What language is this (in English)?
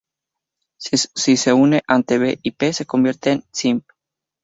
Spanish